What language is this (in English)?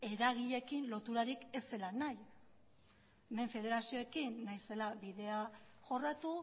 Basque